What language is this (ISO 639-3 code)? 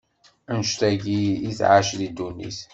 kab